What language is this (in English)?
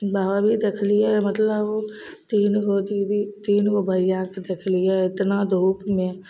Maithili